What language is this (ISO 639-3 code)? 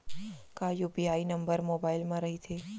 hne